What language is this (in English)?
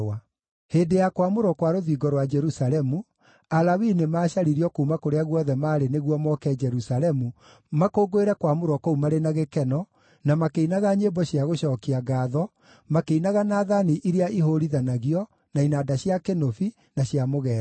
Kikuyu